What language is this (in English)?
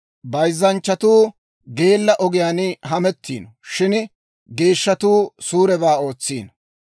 Dawro